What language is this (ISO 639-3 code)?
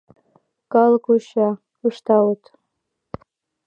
chm